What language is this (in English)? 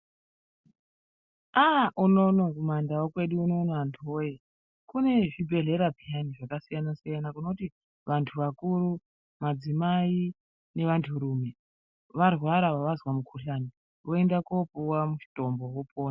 Ndau